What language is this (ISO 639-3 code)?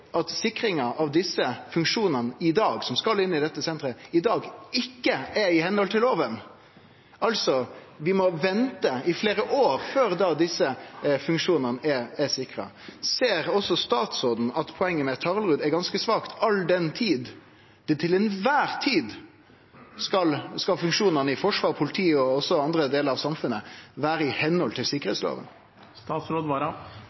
nor